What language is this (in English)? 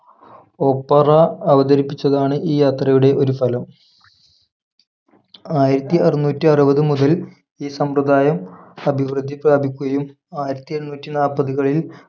Malayalam